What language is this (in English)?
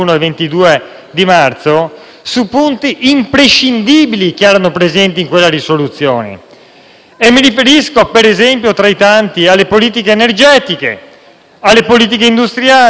Italian